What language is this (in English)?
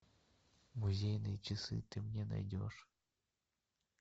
Russian